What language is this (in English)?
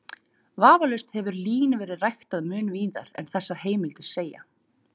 Icelandic